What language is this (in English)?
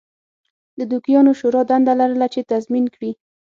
Pashto